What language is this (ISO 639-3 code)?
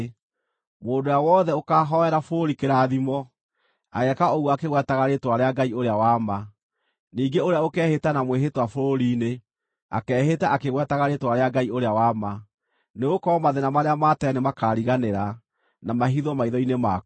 kik